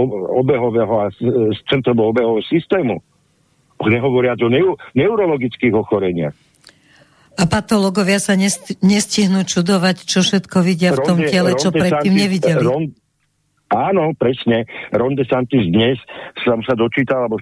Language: Slovak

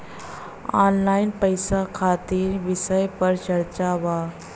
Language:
Bhojpuri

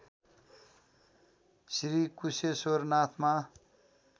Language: Nepali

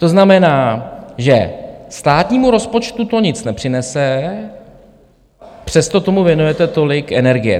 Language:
Czech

